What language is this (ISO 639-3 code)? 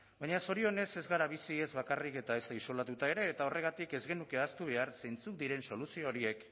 eus